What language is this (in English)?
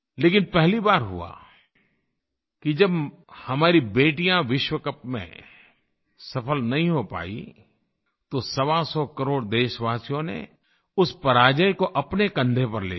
Hindi